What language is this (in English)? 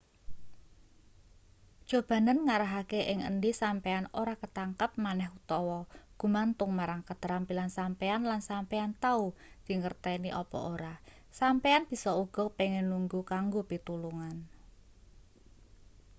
Javanese